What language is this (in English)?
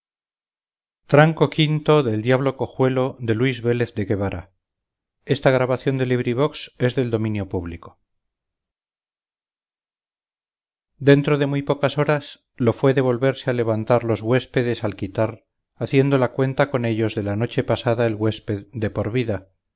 Spanish